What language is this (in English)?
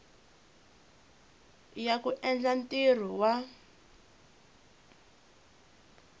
Tsonga